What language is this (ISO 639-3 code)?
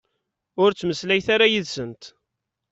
kab